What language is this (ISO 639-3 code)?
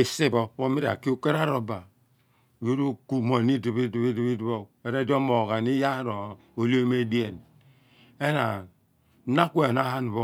abn